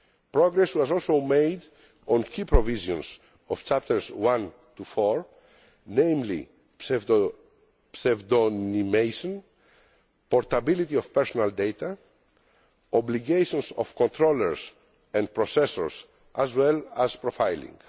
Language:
English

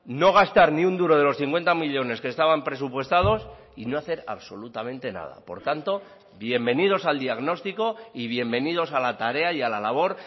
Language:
Spanish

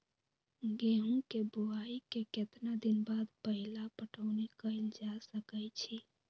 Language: Magahi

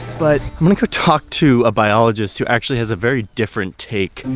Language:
English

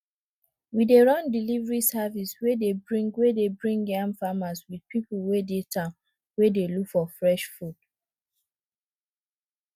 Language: Nigerian Pidgin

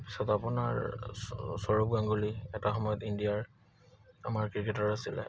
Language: Assamese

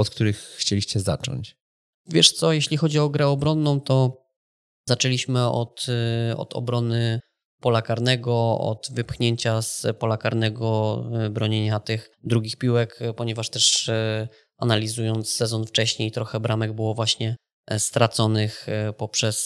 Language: Polish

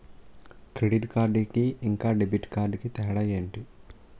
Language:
Telugu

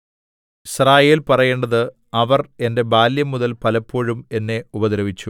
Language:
Malayalam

